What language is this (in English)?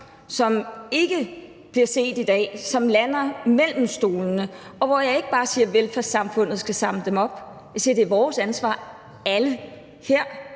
Danish